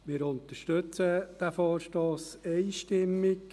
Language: Swiss German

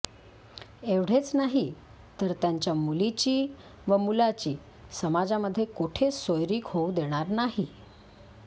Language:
Marathi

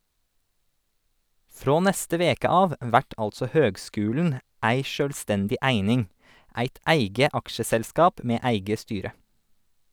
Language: Norwegian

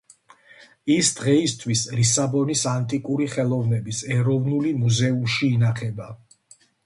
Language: Georgian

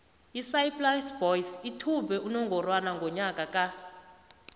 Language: South Ndebele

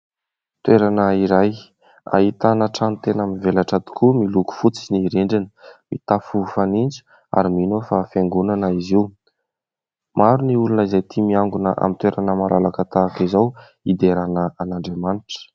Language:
Malagasy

